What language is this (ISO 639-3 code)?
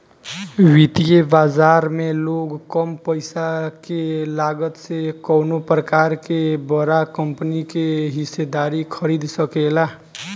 bho